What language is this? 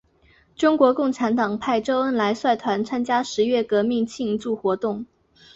Chinese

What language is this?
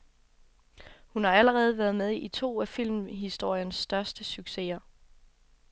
Danish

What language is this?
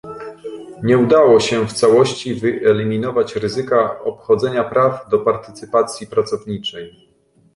Polish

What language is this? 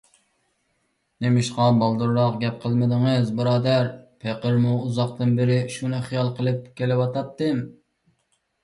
Uyghur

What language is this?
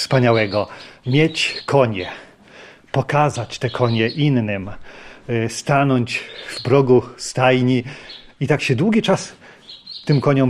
Polish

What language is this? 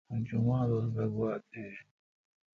Kalkoti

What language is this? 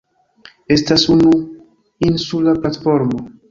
Esperanto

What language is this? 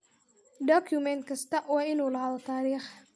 Somali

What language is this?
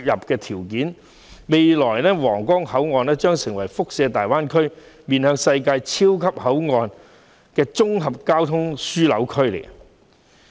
Cantonese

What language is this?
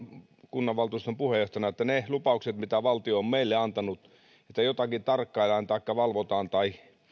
Finnish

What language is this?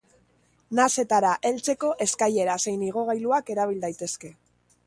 Basque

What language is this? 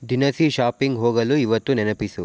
Kannada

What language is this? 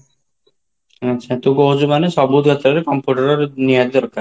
Odia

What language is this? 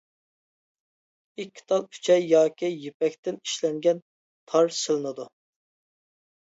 Uyghur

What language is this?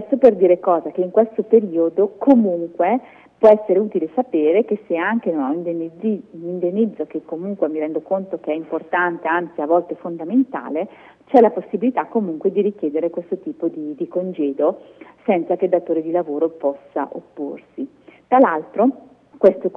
Italian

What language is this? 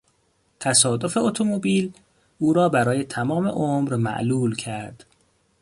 Persian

